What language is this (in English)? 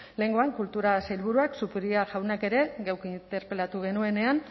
Basque